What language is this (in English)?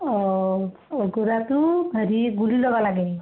Assamese